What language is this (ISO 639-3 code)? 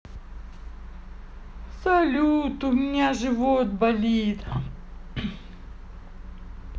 rus